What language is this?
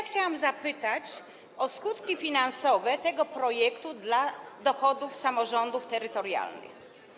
Polish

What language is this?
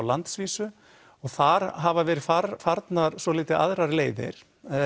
Icelandic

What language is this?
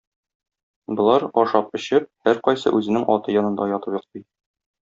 Tatar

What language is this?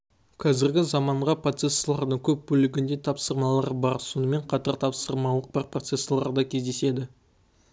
Kazakh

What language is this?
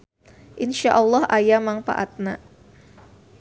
Sundanese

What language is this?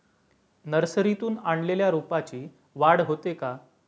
Marathi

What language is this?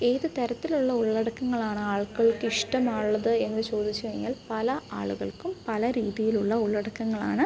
Malayalam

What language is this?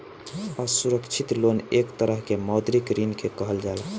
Bhojpuri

